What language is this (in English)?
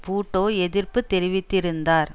Tamil